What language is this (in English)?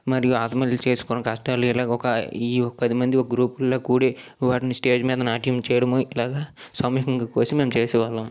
Telugu